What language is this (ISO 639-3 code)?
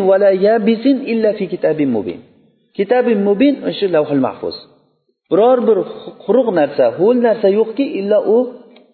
bul